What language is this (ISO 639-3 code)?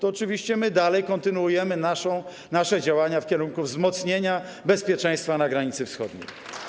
pol